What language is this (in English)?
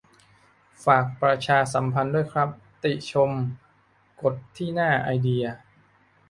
Thai